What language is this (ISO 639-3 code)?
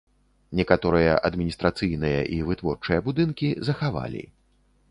bel